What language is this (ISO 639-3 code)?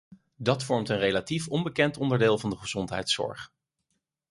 nld